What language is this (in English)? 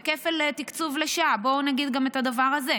Hebrew